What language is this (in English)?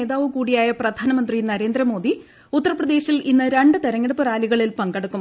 Malayalam